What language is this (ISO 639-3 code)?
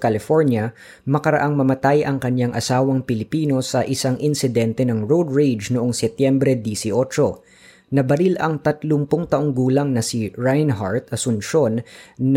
fil